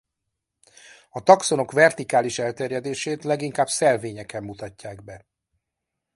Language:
Hungarian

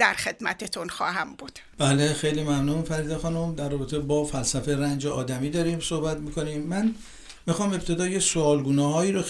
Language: Persian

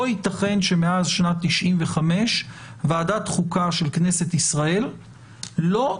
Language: Hebrew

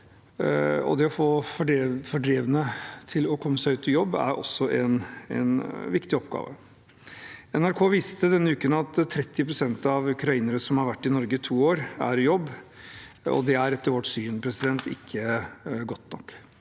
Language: Norwegian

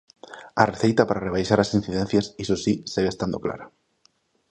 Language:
Galician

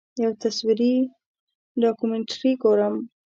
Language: Pashto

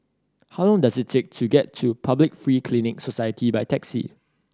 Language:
English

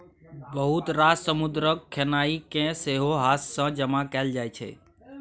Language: Maithili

